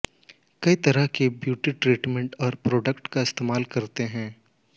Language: Hindi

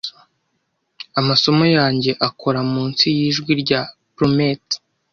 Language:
Kinyarwanda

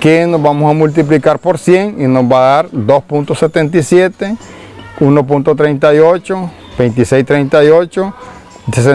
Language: Spanish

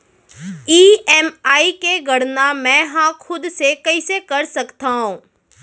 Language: Chhattisgarhi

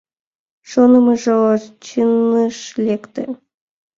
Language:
Mari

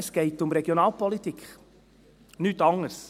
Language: Swiss German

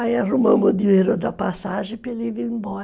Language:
Portuguese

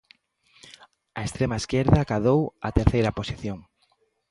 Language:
Galician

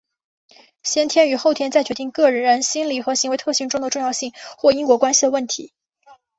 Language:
Chinese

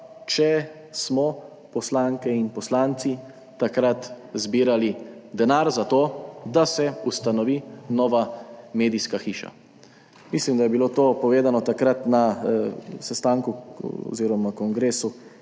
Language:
Slovenian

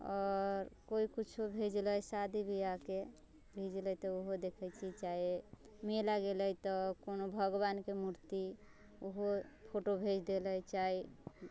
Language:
Maithili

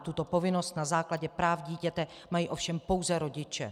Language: Czech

